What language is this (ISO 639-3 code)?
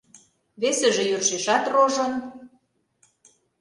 chm